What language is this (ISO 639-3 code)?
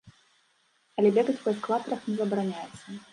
bel